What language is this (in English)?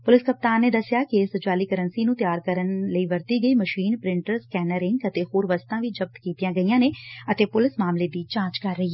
Punjabi